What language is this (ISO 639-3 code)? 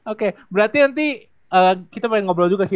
ind